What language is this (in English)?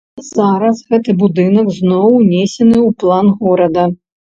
Belarusian